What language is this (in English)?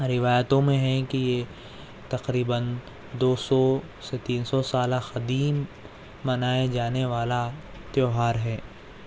Urdu